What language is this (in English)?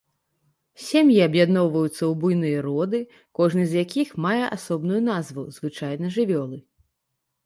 Belarusian